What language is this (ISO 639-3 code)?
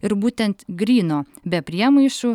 lit